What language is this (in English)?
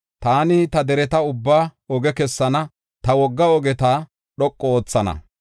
Gofa